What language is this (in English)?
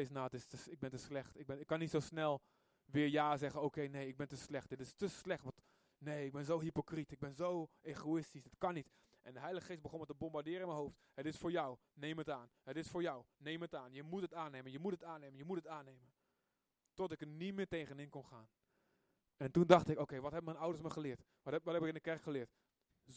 Dutch